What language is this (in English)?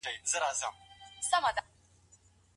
Pashto